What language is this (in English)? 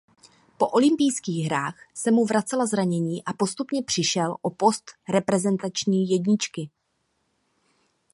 Czech